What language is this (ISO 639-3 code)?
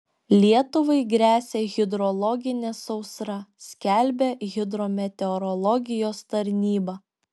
lit